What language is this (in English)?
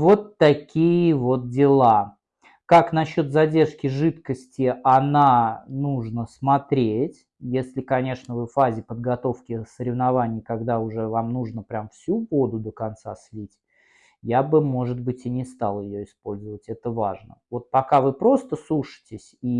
Russian